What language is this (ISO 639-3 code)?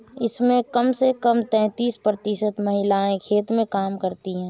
hin